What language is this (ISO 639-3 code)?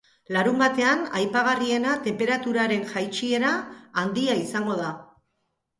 eus